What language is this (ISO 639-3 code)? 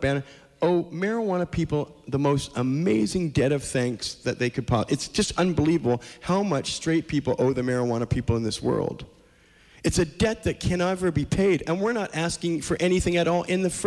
eng